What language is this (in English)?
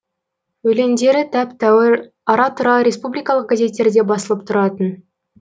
Kazakh